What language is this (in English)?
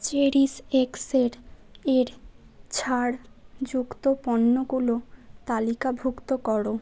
Bangla